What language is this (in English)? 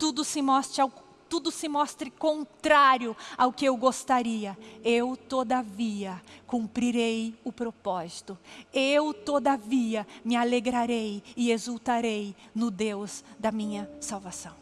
Portuguese